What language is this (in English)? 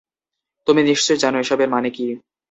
Bangla